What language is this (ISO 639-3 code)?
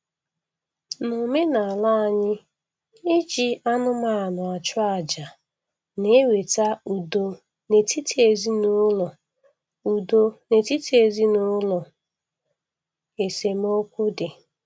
ibo